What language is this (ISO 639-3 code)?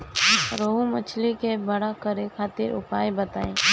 bho